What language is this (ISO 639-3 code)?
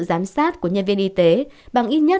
vie